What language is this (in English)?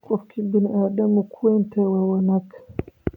Somali